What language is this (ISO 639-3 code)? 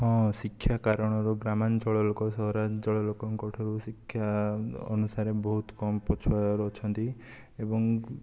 ori